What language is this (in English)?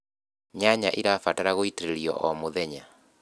Kikuyu